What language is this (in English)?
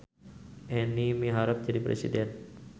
Sundanese